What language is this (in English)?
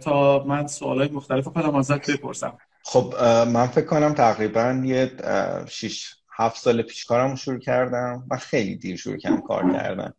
Persian